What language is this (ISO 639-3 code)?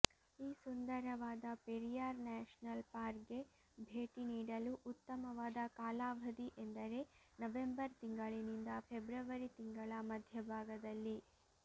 kan